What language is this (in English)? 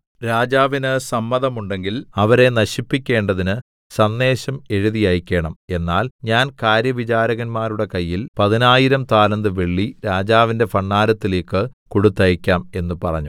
Malayalam